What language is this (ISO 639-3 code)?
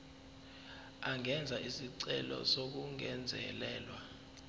zul